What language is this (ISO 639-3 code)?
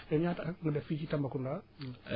wol